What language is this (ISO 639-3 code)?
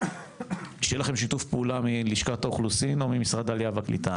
heb